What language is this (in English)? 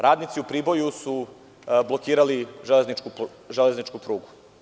Serbian